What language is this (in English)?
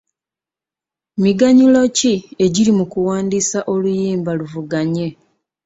Ganda